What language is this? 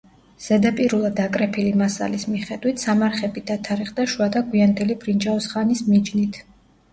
Georgian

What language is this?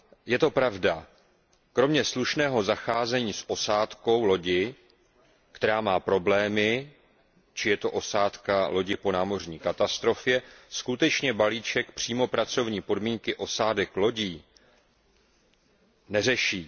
Czech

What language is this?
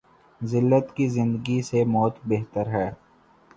Urdu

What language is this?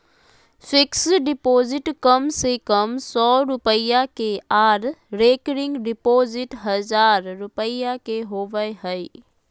Magahi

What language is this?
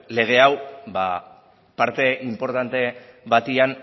Basque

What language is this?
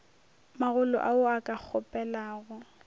Northern Sotho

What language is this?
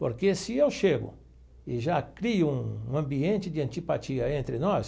Portuguese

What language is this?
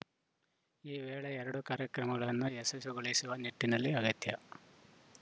Kannada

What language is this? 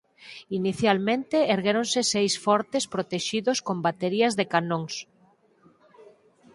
Galician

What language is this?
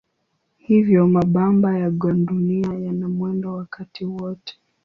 Swahili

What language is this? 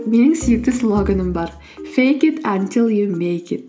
Kazakh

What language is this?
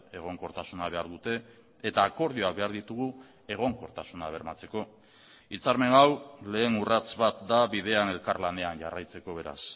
Basque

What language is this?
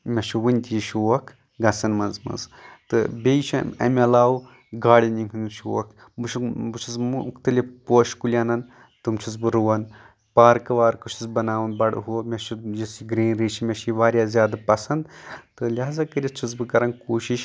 Kashmiri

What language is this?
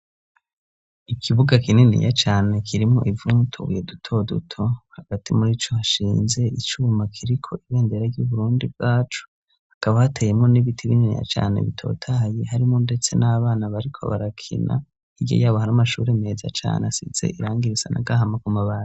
Rundi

